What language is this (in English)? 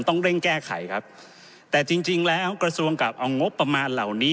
Thai